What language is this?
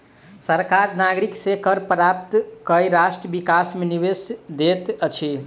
Maithili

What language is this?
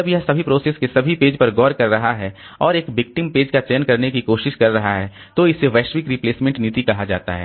Hindi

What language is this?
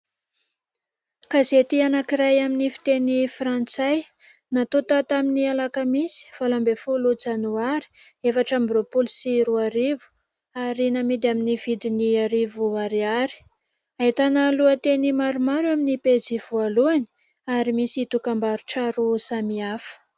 Malagasy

